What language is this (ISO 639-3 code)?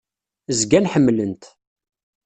kab